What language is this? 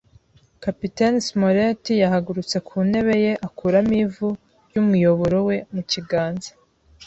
Kinyarwanda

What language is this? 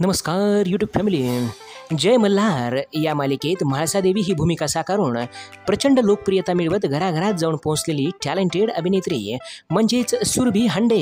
Marathi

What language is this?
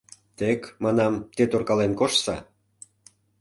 Mari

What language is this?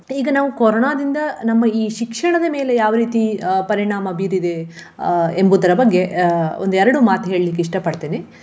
Kannada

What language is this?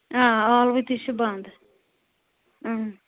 Kashmiri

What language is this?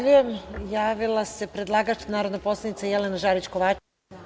Serbian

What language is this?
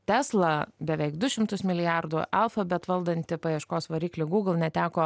Lithuanian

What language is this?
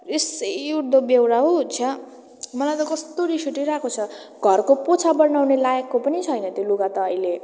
Nepali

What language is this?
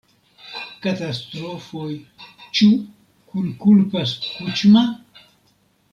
Esperanto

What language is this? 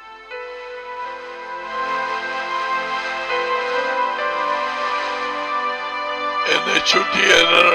Tamil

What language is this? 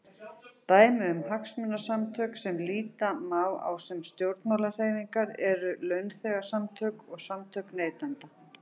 Icelandic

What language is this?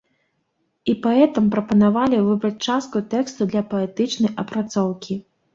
Belarusian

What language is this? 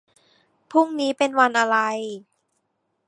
Thai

